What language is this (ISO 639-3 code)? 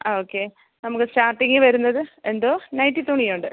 mal